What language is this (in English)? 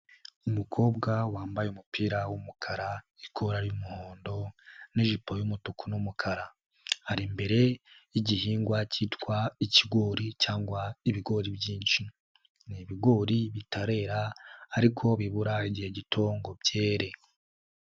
Kinyarwanda